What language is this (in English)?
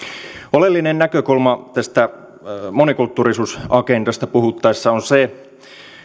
Finnish